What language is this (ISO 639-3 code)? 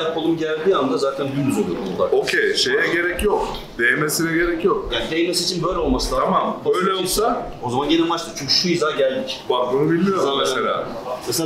tur